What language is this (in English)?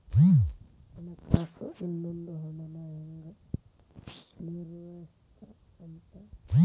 Kannada